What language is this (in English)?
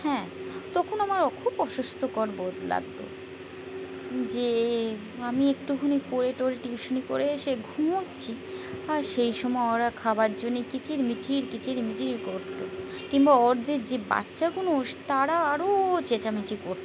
Bangla